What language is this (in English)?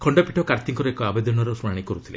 Odia